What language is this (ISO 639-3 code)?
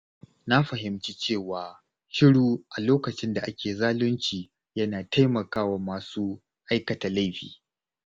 hau